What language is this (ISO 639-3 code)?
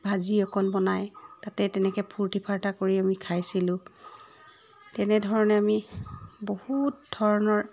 asm